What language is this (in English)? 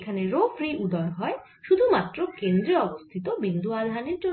Bangla